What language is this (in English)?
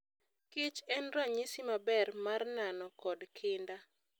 Luo (Kenya and Tanzania)